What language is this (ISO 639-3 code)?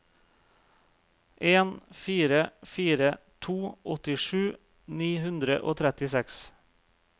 nor